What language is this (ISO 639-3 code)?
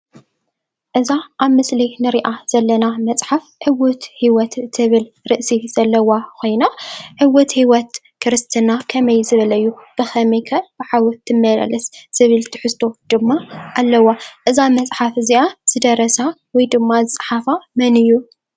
tir